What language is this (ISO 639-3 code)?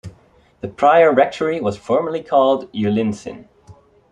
eng